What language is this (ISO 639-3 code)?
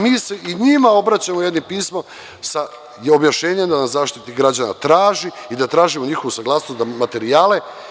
srp